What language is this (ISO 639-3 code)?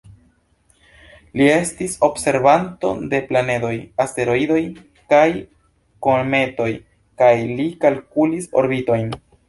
epo